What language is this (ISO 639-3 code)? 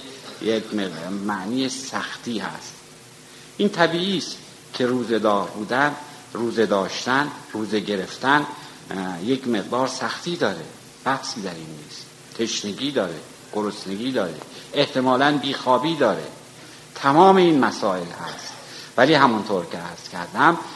fas